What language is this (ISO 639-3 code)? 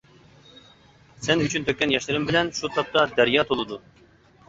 uig